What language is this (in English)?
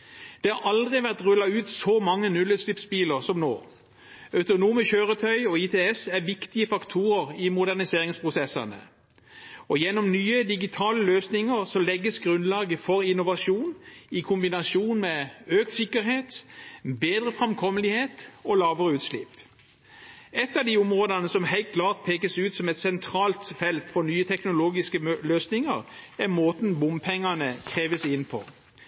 Norwegian